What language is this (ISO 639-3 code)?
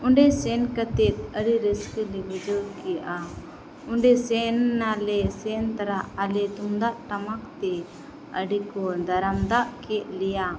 sat